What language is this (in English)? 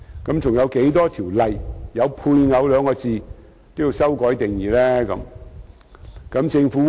Cantonese